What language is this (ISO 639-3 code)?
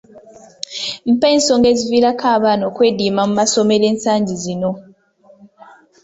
lug